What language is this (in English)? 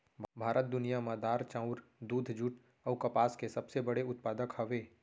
Chhattisgarhi